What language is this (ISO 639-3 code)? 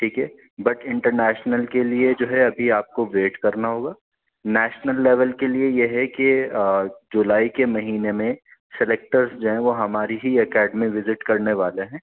urd